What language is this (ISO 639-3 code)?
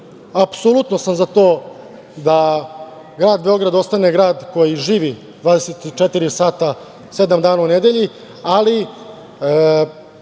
srp